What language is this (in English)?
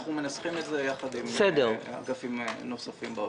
Hebrew